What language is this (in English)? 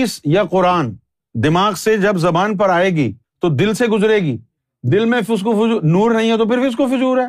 Urdu